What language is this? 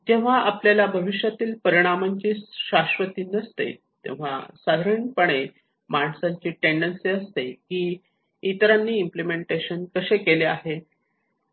Marathi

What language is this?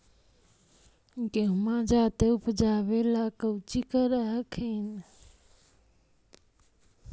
Magahi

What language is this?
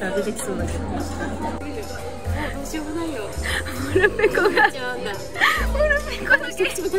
Japanese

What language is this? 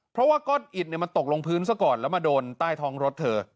Thai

